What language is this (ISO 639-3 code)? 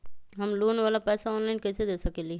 mag